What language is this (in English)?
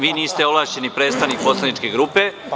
Serbian